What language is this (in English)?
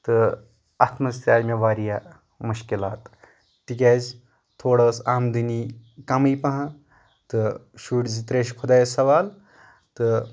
Kashmiri